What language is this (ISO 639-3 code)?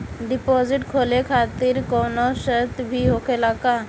bho